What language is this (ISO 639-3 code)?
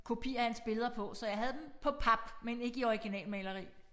dan